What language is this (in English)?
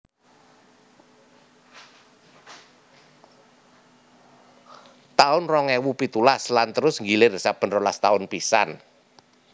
Javanese